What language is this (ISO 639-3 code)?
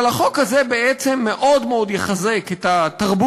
heb